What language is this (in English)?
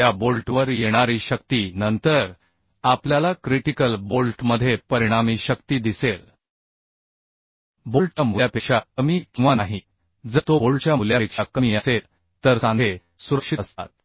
Marathi